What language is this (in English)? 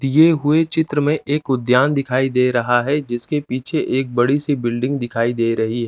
Hindi